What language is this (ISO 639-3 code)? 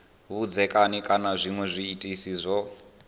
ven